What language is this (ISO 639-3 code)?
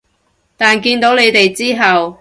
yue